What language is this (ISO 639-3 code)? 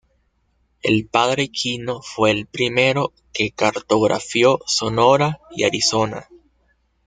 spa